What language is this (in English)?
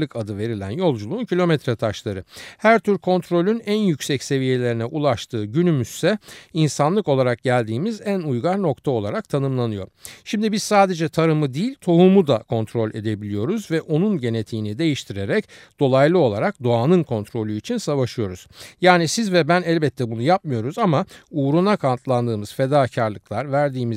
Turkish